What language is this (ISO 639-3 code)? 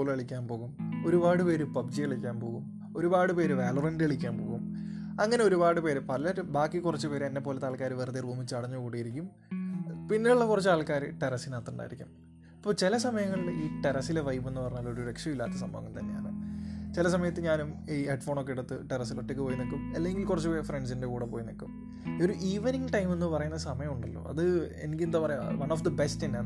mal